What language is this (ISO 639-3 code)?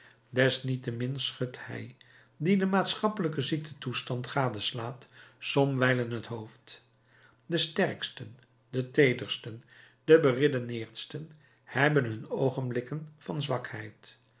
nld